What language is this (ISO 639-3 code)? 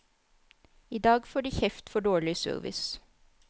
nor